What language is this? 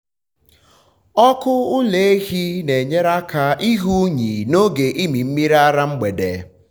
Igbo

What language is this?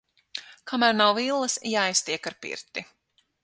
Latvian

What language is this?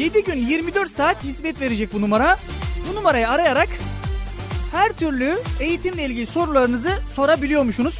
Turkish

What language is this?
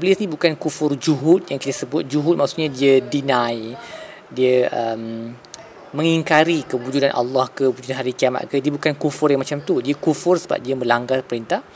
Malay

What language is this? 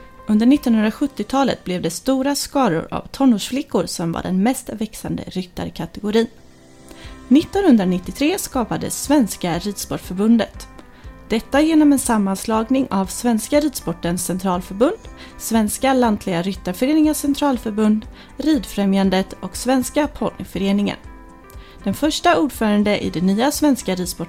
Swedish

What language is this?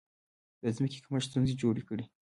Pashto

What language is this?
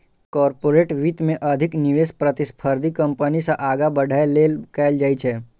Maithili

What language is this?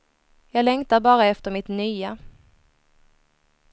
Swedish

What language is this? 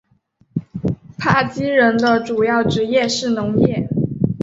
Chinese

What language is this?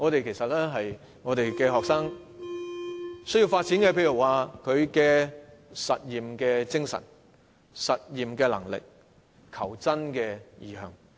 Cantonese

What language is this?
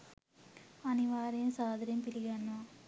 Sinhala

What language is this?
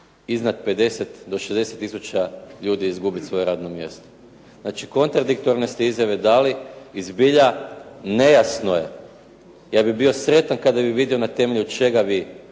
Croatian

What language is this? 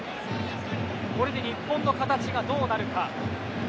Japanese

